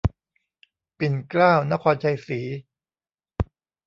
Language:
Thai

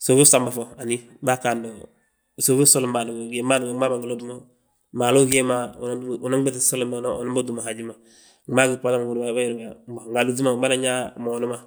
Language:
Balanta-Ganja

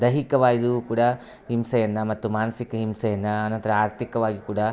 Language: Kannada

